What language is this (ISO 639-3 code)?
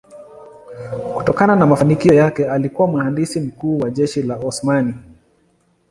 swa